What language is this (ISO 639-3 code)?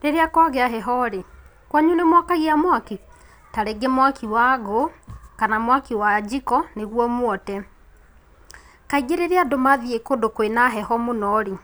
kik